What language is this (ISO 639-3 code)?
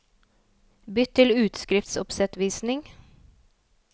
nor